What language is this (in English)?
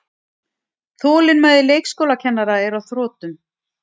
Icelandic